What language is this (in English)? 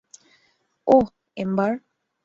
Bangla